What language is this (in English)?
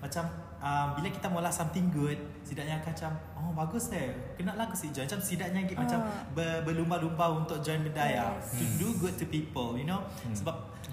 Malay